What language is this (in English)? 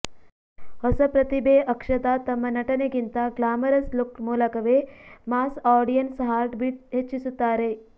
Kannada